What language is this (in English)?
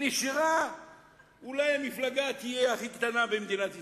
Hebrew